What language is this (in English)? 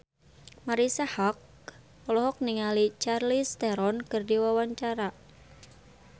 Sundanese